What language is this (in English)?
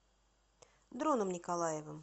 Russian